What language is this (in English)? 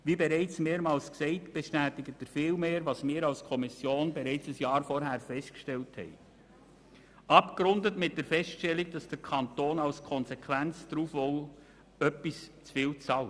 Swiss German